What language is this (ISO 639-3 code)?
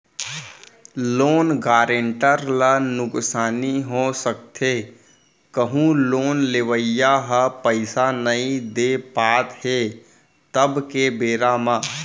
hne